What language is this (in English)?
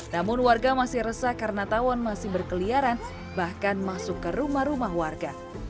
Indonesian